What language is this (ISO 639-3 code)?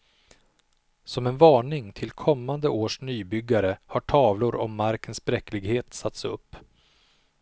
swe